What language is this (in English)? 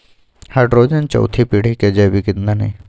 Magahi